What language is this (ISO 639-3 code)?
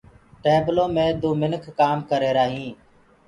ggg